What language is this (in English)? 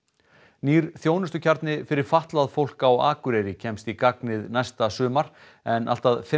Icelandic